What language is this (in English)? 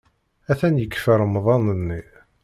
Kabyle